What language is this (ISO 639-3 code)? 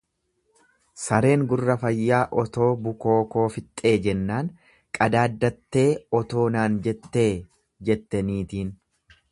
orm